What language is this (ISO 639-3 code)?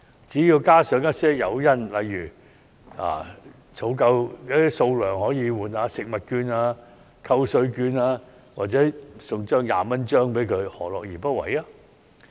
yue